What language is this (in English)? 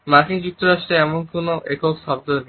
Bangla